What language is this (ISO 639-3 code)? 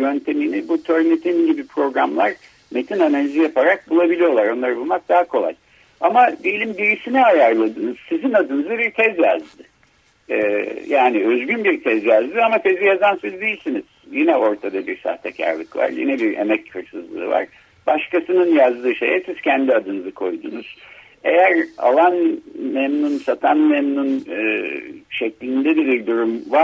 tur